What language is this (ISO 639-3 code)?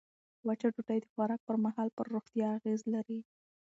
pus